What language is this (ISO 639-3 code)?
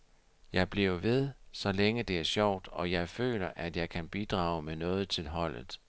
dan